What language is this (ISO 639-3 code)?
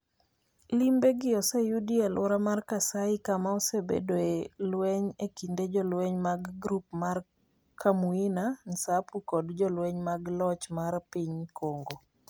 luo